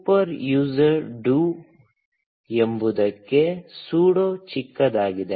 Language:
Kannada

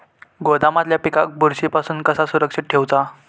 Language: Marathi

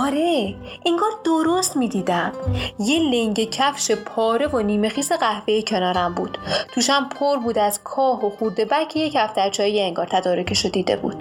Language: Persian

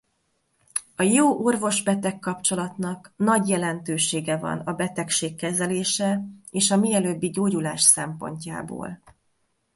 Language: Hungarian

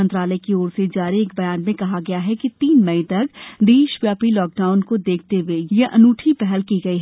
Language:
Hindi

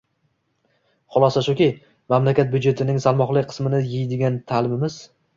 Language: Uzbek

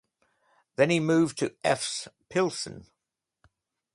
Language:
English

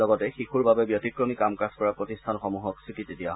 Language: Assamese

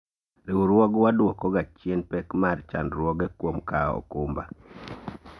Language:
Luo (Kenya and Tanzania)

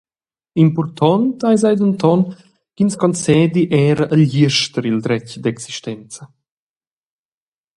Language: Romansh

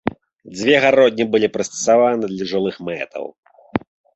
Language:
Belarusian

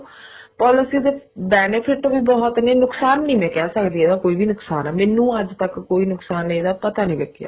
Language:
Punjabi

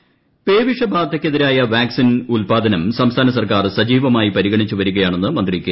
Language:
Malayalam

